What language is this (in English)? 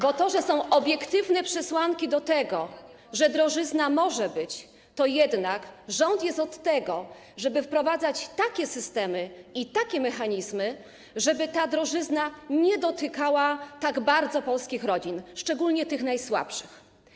Polish